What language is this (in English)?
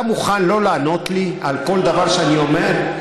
Hebrew